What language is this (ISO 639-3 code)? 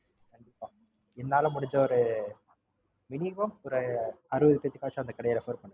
tam